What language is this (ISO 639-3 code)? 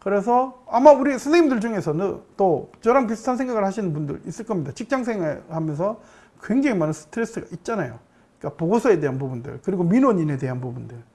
kor